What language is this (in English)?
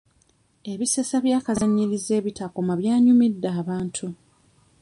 Ganda